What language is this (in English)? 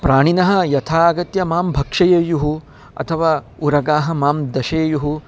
Sanskrit